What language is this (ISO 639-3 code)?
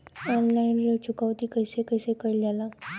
bho